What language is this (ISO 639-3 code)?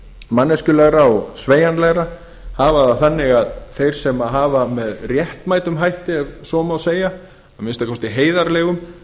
isl